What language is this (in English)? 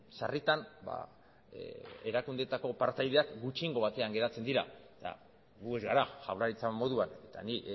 Basque